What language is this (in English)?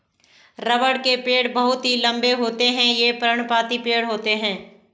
Hindi